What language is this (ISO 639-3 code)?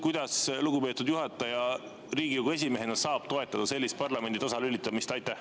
est